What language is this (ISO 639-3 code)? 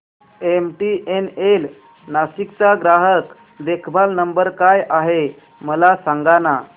mar